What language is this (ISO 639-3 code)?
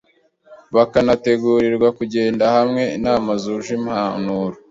kin